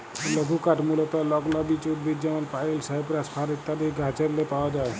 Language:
Bangla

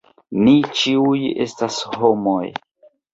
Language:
Esperanto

